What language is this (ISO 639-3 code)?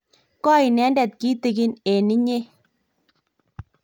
kln